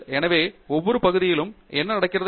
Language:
Tamil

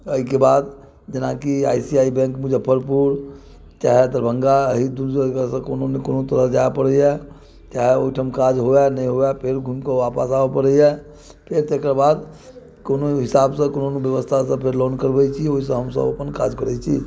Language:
Maithili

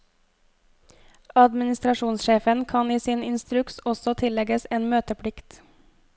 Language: Norwegian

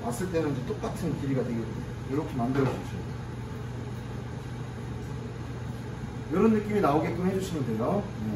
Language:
Korean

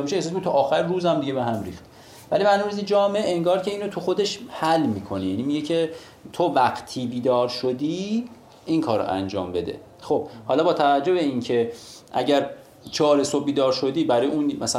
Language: Persian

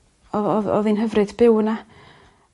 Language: Welsh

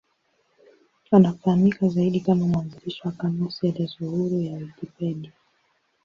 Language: Swahili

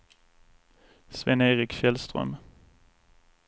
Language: Swedish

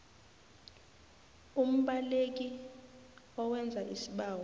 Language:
South Ndebele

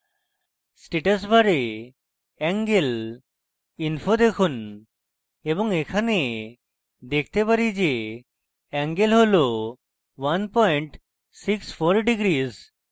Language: Bangla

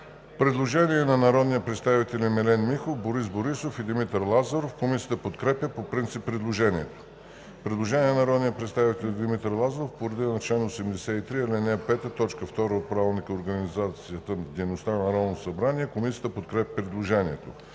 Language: Bulgarian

